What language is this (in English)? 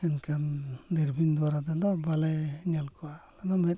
Santali